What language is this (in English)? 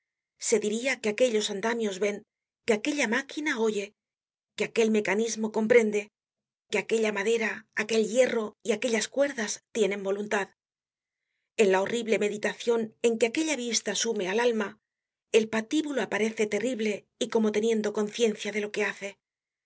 Spanish